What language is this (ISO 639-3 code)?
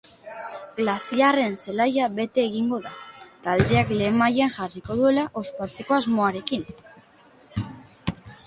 eus